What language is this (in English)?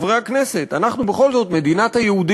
Hebrew